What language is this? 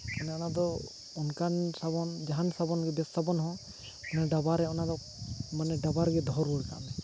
Santali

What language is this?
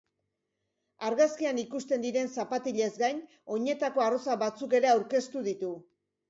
Basque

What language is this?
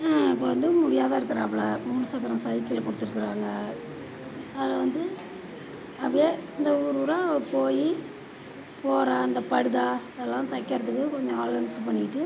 Tamil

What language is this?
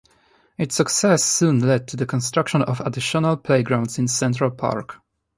English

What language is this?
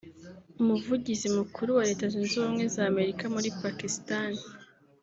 Kinyarwanda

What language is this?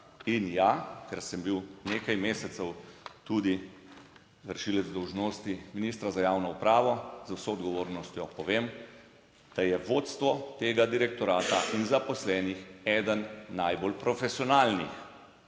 Slovenian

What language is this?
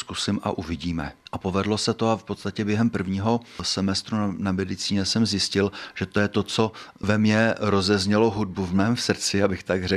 Czech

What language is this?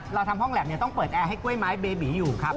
Thai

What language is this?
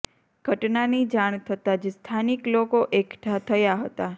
Gujarati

